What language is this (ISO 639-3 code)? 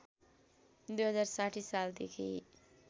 nep